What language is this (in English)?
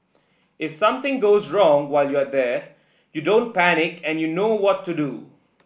English